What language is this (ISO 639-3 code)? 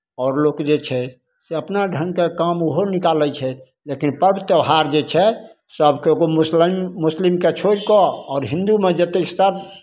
mai